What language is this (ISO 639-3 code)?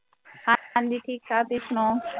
pan